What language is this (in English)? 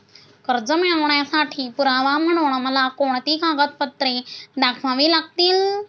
Marathi